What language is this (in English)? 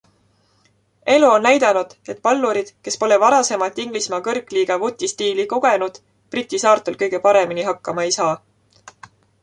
Estonian